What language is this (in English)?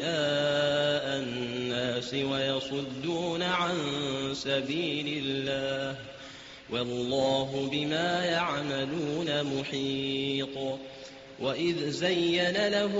Arabic